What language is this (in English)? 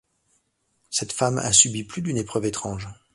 French